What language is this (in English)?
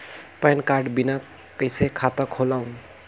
Chhattisgarhi